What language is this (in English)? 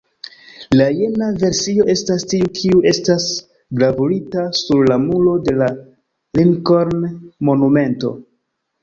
Esperanto